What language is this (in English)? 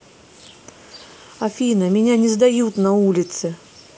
Russian